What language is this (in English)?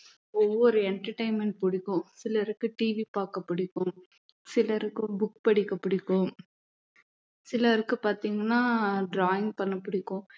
Tamil